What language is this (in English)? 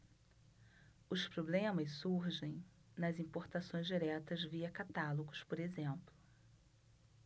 Portuguese